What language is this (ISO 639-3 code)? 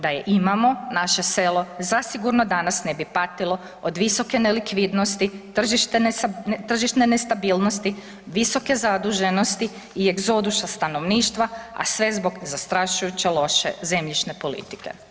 hrv